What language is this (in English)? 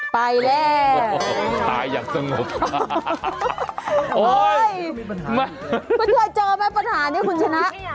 Thai